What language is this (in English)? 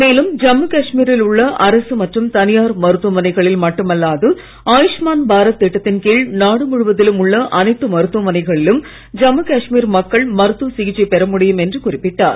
Tamil